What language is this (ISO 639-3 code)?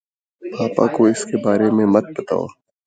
urd